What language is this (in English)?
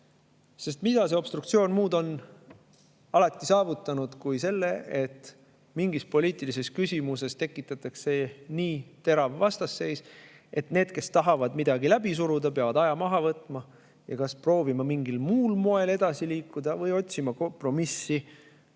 Estonian